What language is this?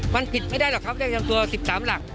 Thai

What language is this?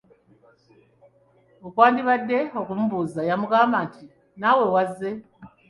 Ganda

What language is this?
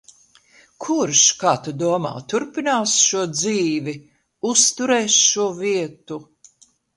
Latvian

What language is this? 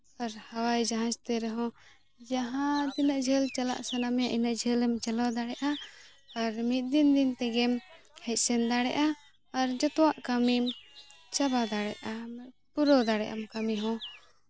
Santali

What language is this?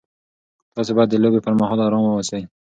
Pashto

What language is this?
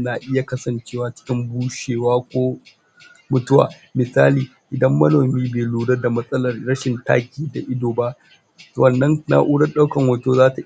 Hausa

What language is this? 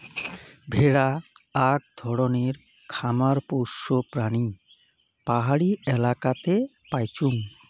Bangla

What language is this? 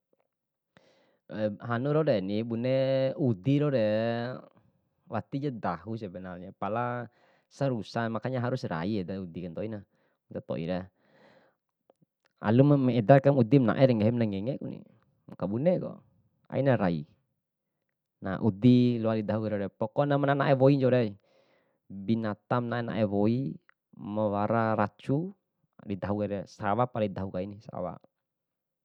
Bima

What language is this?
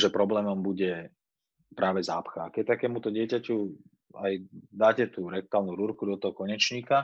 Slovak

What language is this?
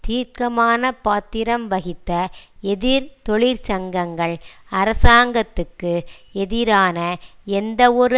Tamil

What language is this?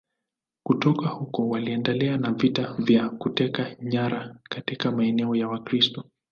Swahili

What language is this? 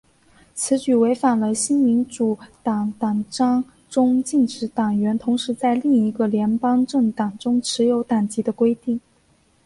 Chinese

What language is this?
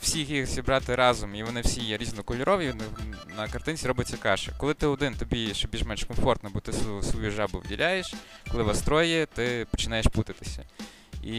Ukrainian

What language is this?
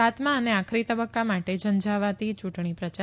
Gujarati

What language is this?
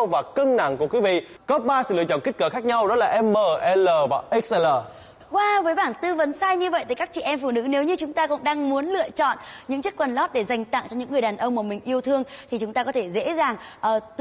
Vietnamese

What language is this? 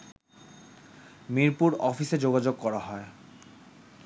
Bangla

